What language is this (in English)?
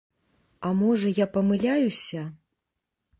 Belarusian